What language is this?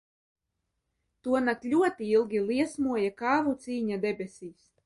Latvian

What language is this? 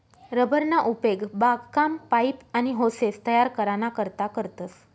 Marathi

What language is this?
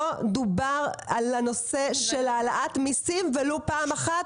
Hebrew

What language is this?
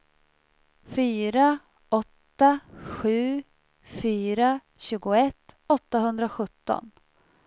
Swedish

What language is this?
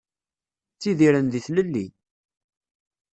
Kabyle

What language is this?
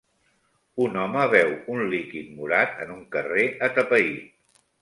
Catalan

